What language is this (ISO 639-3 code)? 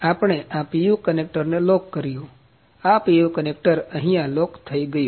guj